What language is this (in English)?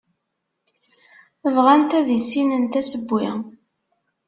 Kabyle